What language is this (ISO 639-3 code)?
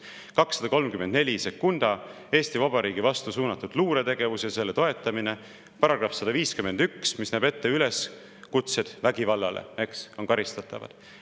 est